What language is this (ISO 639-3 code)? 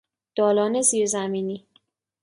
fas